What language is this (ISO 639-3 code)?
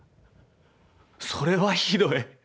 jpn